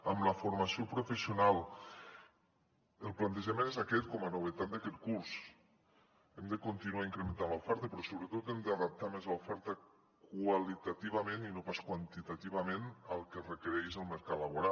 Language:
Catalan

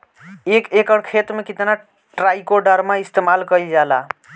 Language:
Bhojpuri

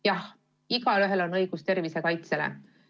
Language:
Estonian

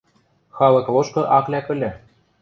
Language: Western Mari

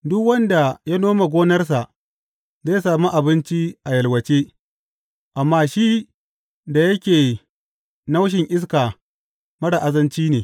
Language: Hausa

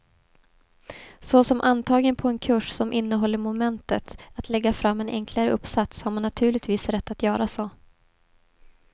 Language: Swedish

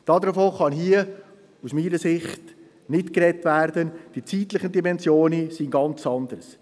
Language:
Swiss German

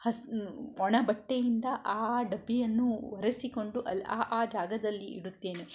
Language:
Kannada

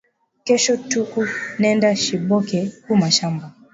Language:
Swahili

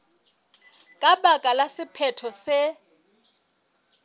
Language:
Southern Sotho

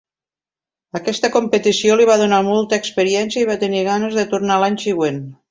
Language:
Catalan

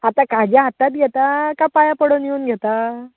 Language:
Konkani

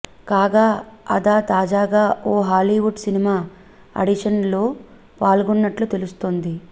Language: Telugu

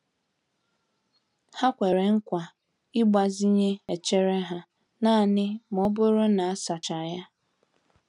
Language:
Igbo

